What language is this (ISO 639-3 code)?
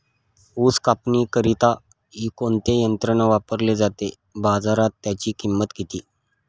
mar